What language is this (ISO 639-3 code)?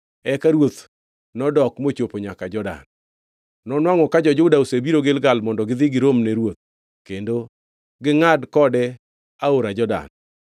luo